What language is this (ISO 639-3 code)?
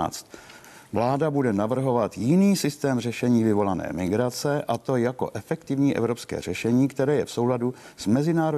ces